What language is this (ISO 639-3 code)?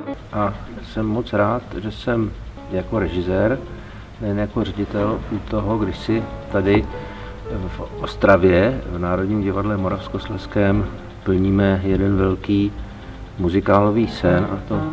ces